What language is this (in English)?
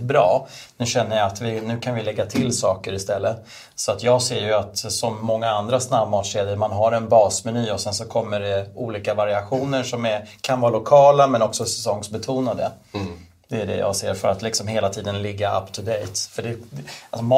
Swedish